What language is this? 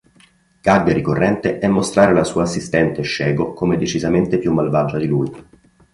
Italian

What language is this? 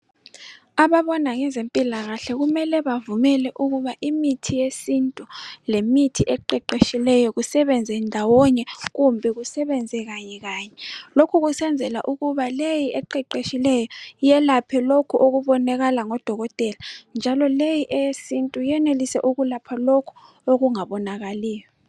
North Ndebele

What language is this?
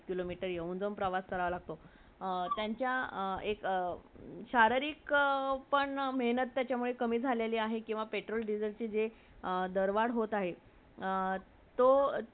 Marathi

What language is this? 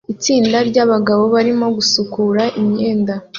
Kinyarwanda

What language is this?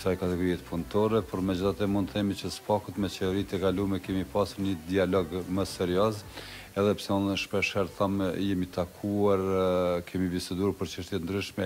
Romanian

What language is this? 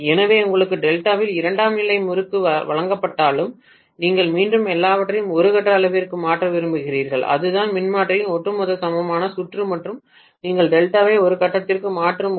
Tamil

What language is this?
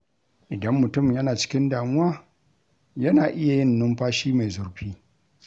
Hausa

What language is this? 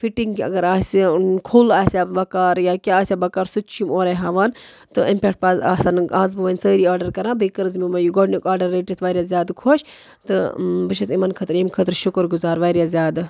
Kashmiri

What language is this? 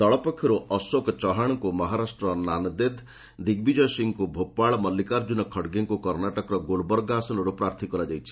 Odia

